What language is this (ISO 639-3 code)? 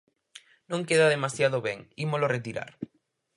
glg